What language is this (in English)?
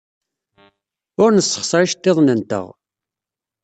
Kabyle